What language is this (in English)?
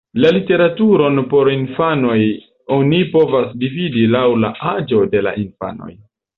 Esperanto